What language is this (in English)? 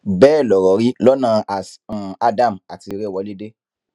Yoruba